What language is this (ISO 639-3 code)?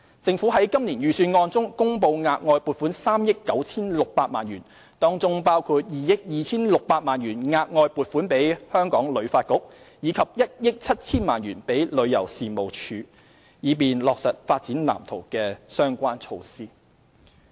yue